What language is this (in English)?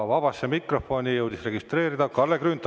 Estonian